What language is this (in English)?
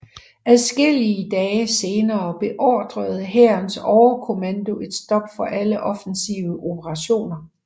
Danish